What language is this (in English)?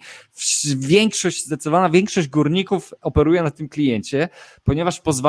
Polish